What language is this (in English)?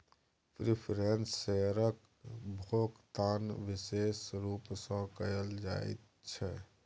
Maithili